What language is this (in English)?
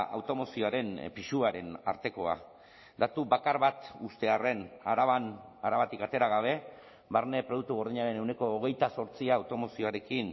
Basque